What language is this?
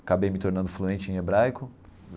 Portuguese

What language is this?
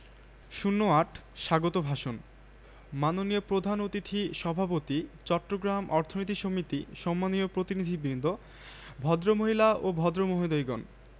Bangla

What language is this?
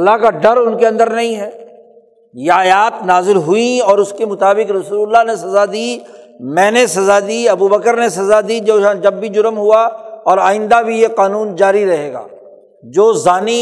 Urdu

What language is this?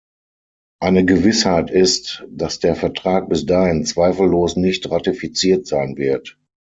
German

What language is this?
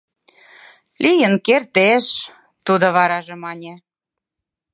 Mari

